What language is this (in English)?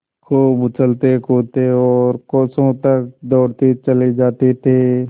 Hindi